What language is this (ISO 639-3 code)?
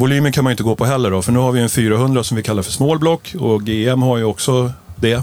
swe